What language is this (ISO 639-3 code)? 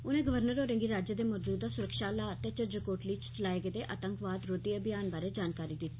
doi